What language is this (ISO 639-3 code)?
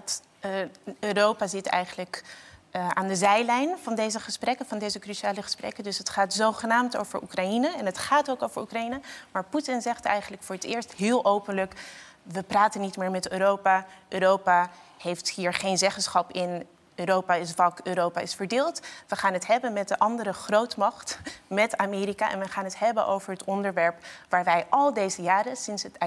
nld